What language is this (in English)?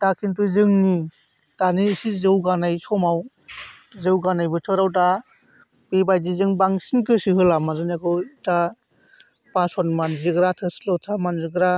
Bodo